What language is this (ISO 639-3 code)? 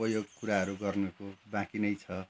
nep